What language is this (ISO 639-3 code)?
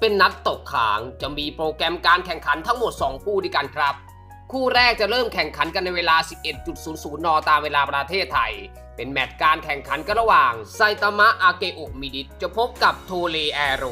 tha